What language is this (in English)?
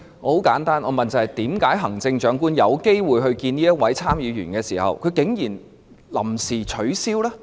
Cantonese